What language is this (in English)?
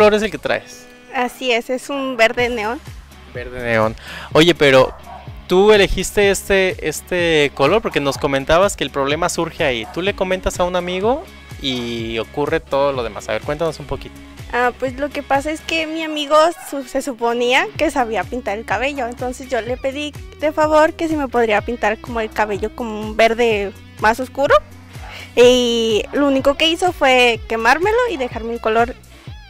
Spanish